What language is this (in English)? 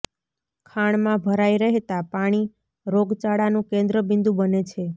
Gujarati